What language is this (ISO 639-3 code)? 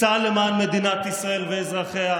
heb